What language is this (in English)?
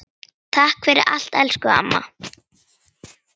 Icelandic